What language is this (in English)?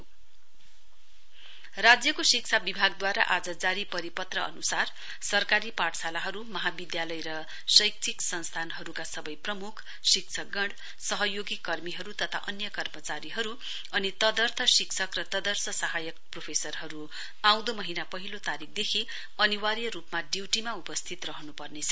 Nepali